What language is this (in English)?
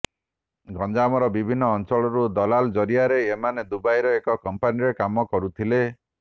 Odia